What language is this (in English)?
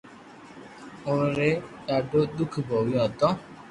Loarki